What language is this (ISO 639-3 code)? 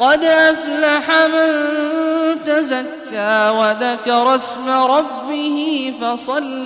ara